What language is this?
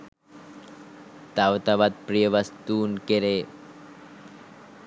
Sinhala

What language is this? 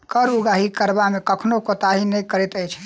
Maithili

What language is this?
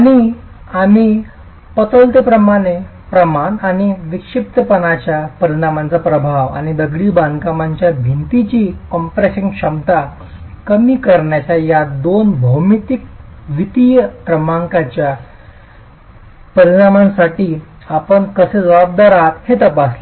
Marathi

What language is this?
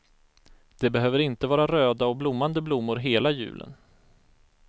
Swedish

